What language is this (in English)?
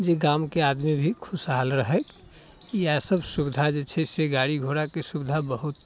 Maithili